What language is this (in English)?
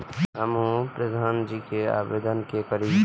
Maithili